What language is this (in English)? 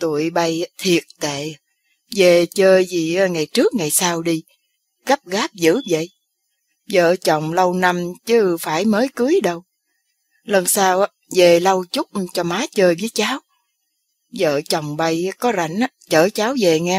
Vietnamese